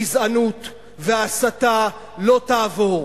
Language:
Hebrew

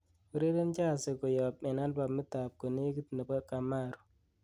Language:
Kalenjin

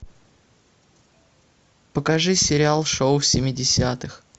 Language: Russian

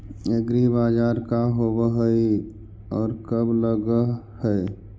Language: Magahi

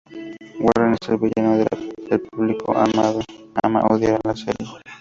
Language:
Spanish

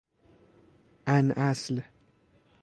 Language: Persian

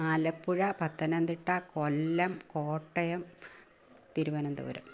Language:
Malayalam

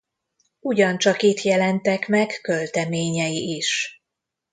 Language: Hungarian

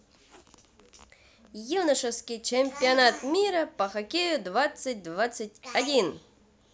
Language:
Russian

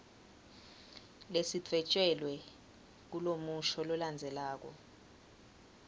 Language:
Swati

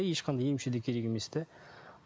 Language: Kazakh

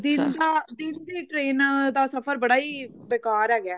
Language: Punjabi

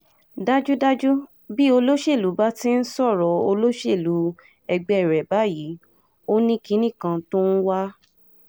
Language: Yoruba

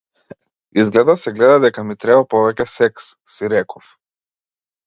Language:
Macedonian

